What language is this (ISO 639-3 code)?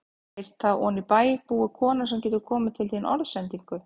isl